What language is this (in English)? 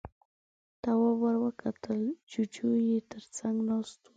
Pashto